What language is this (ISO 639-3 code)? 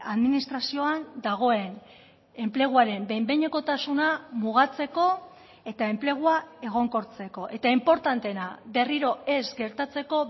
eus